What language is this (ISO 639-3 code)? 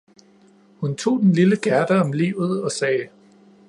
dan